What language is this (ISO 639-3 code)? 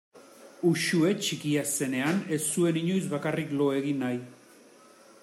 eus